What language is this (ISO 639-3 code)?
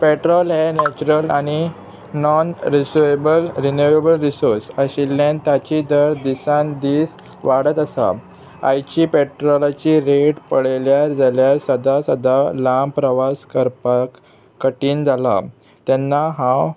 kok